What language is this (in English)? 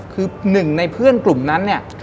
Thai